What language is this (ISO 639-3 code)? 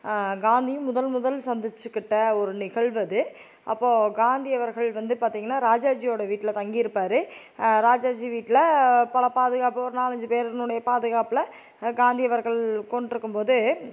tam